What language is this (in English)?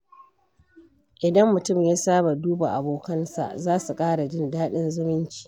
Hausa